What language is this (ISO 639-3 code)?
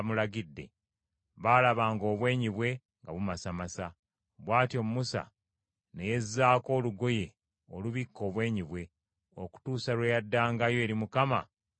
lug